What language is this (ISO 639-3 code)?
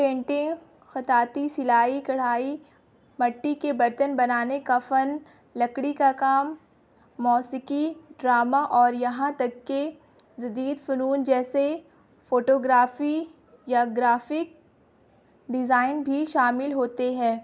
urd